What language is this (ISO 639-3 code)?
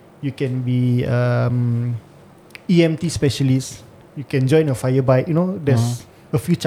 msa